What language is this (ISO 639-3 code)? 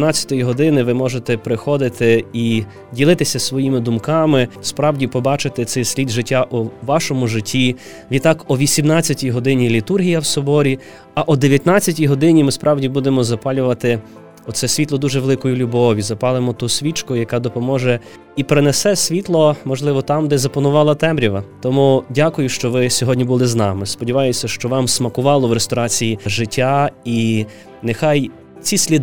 ukr